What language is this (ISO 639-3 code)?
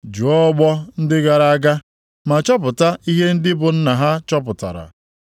ibo